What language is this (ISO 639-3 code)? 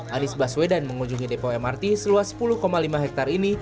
ind